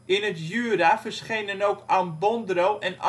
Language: Dutch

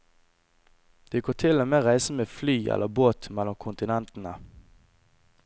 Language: Norwegian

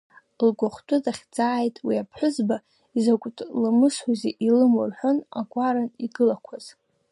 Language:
Abkhazian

